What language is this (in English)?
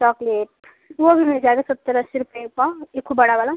Hindi